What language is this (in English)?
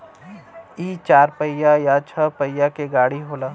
Bhojpuri